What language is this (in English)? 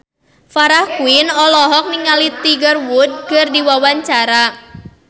Sundanese